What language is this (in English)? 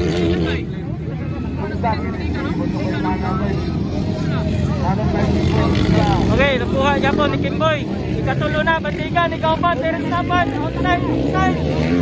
Filipino